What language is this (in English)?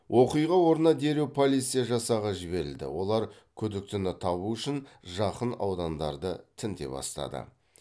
Kazakh